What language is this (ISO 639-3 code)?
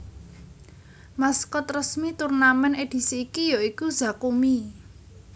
jav